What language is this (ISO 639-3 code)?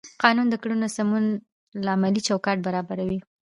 pus